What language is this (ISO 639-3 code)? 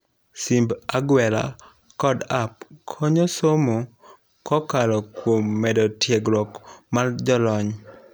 luo